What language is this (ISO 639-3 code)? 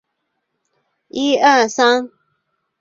zho